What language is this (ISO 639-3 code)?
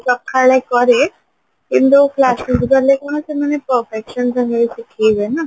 ori